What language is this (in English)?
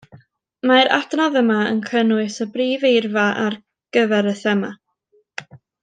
Welsh